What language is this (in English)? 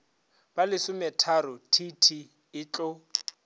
Northern Sotho